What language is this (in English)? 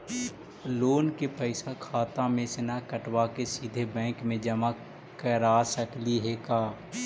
Magahi